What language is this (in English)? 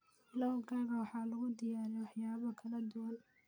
Somali